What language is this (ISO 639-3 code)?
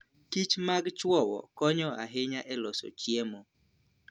luo